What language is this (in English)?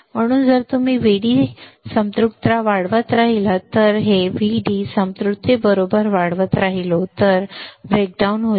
Marathi